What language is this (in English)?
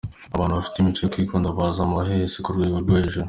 Kinyarwanda